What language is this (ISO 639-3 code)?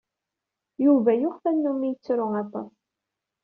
kab